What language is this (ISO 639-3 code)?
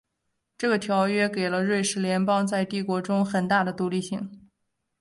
zho